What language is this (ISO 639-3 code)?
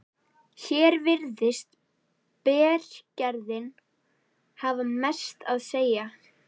isl